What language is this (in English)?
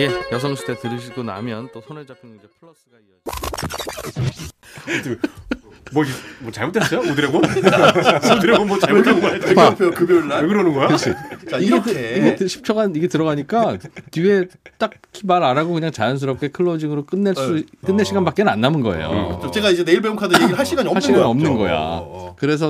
Korean